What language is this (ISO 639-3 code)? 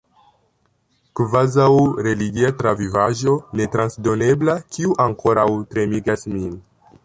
epo